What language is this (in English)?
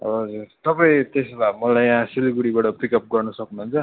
Nepali